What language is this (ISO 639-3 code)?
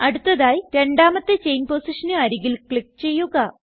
mal